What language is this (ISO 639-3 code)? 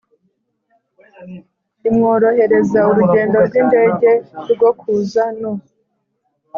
kin